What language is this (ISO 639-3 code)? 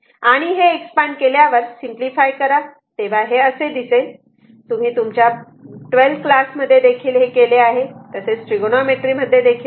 mar